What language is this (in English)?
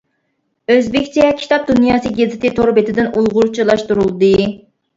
Uyghur